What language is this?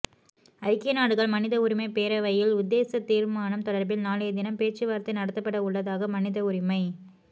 Tamil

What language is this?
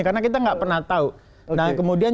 Indonesian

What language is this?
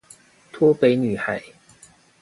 Chinese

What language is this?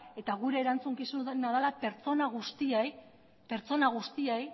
Basque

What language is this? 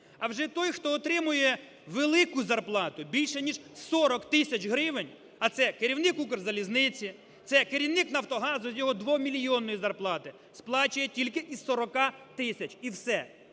Ukrainian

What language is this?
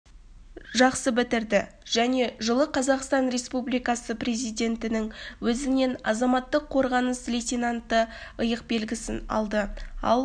Kazakh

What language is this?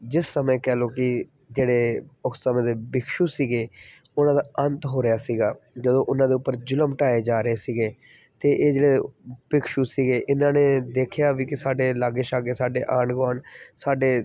Punjabi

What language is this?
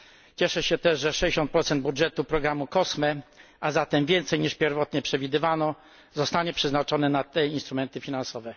Polish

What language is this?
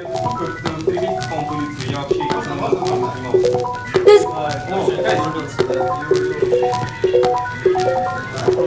Korean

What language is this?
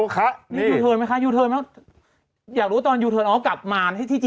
Thai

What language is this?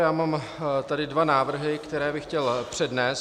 Czech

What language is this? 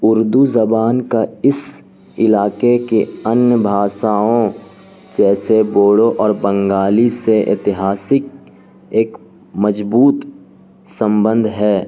Urdu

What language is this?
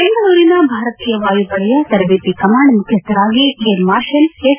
Kannada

